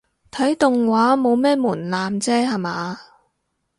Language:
Cantonese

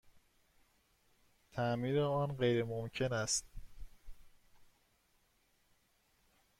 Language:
Persian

